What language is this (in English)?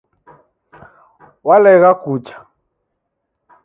Taita